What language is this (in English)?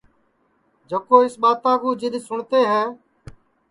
Sansi